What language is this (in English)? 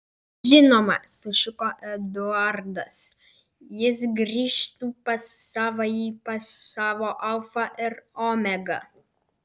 Lithuanian